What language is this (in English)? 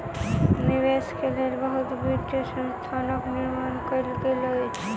Maithili